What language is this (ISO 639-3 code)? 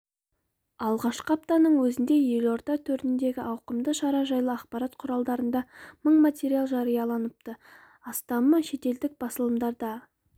kaz